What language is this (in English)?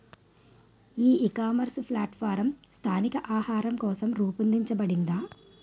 Telugu